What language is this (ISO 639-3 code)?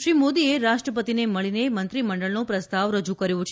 guj